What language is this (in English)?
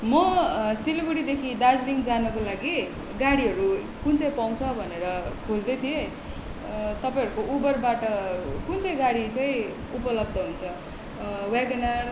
Nepali